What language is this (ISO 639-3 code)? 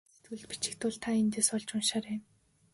mon